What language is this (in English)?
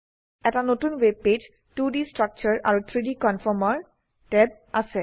Assamese